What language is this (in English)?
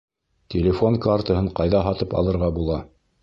Bashkir